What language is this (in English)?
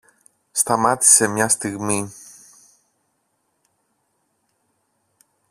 Greek